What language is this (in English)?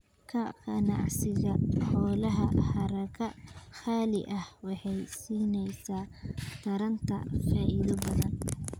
Somali